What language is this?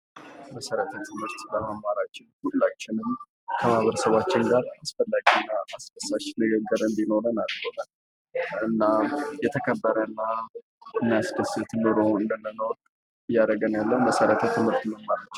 Amharic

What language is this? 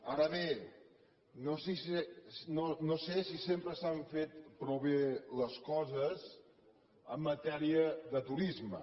Catalan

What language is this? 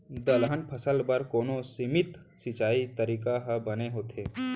Chhattisgarhi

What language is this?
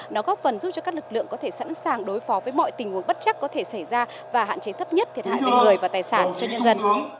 Vietnamese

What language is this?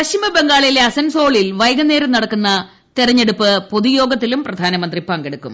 Malayalam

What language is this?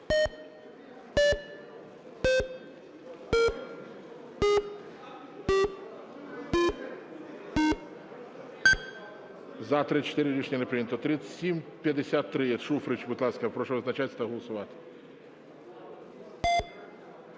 Ukrainian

